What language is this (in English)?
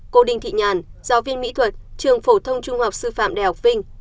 Vietnamese